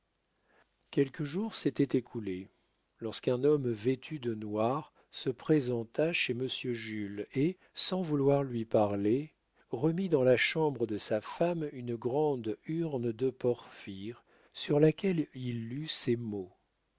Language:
French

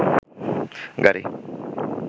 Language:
Bangla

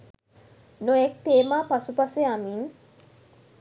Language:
Sinhala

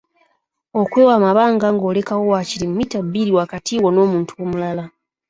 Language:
Ganda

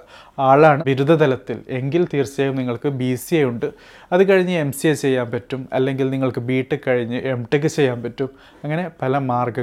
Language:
Malayalam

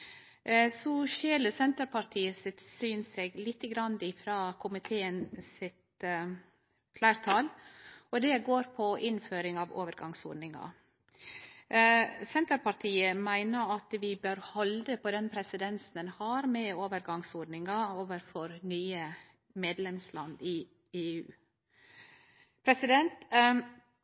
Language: Norwegian Nynorsk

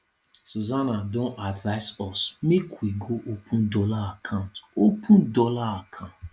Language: Nigerian Pidgin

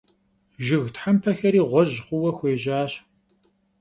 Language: Kabardian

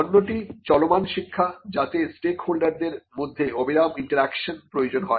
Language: Bangla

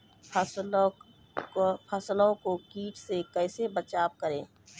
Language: Maithili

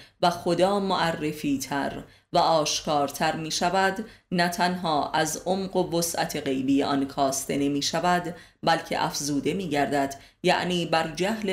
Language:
Persian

